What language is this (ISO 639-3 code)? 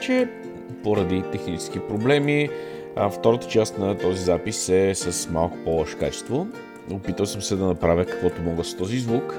bul